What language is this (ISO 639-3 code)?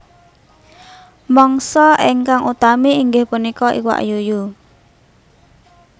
jav